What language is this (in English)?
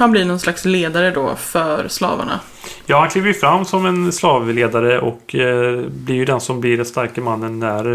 Swedish